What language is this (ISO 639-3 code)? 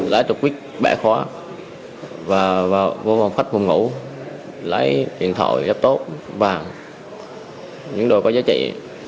vie